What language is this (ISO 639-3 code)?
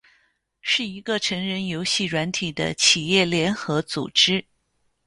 zho